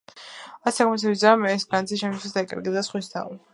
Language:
Georgian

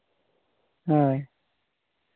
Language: Santali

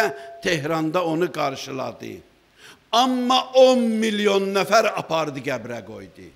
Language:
Turkish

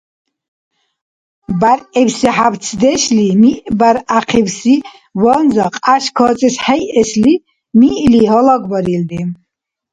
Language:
Dargwa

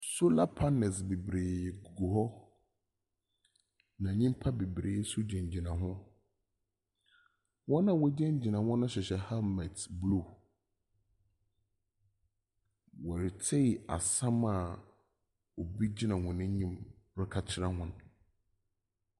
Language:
Akan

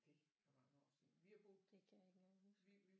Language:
Danish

